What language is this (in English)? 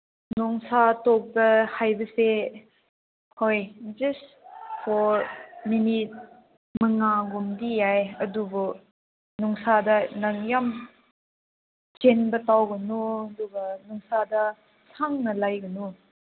Manipuri